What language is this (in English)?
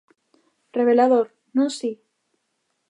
Galician